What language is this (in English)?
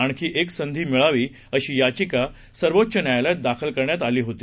Marathi